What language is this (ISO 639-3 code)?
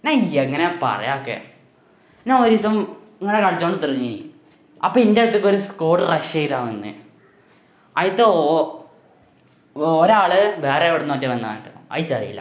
mal